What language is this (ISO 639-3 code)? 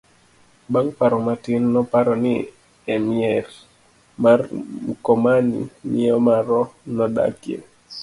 luo